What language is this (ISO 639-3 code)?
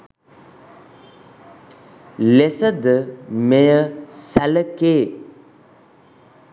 sin